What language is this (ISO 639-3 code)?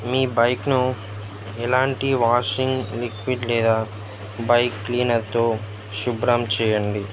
tel